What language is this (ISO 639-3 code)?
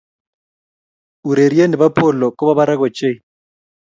kln